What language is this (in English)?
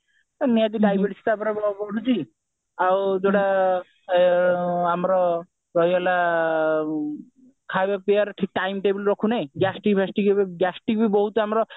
Odia